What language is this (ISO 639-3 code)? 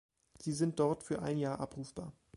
deu